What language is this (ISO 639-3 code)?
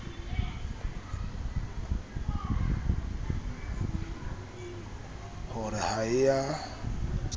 sot